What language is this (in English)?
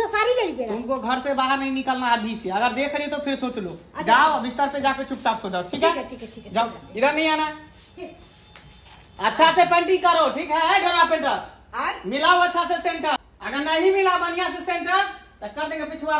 Hindi